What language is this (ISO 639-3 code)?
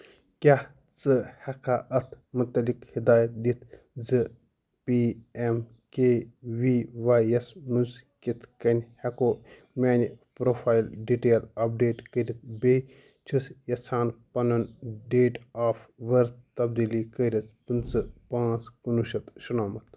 kas